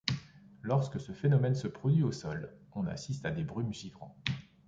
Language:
French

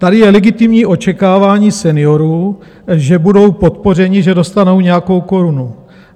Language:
Czech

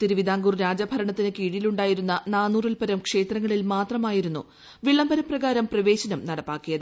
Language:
Malayalam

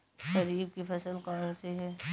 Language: Hindi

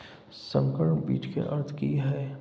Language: Maithili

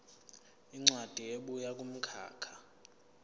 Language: Zulu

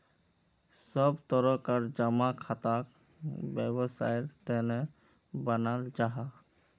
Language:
Magahi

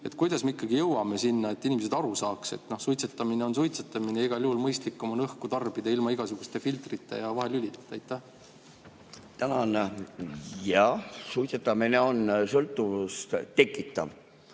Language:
Estonian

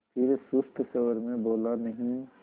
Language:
Hindi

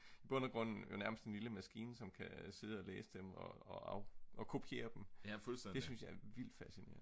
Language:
Danish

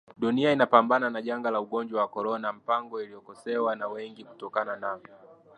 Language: Swahili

